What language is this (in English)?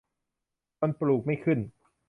Thai